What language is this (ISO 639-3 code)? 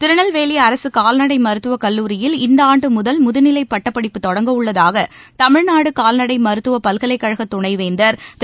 tam